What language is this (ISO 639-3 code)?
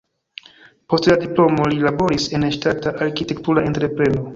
epo